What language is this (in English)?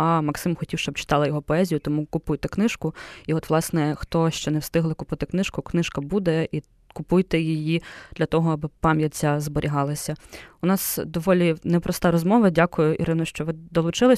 Ukrainian